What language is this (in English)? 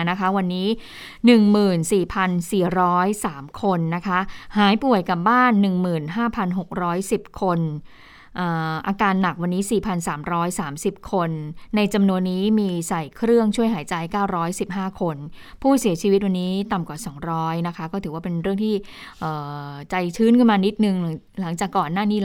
Thai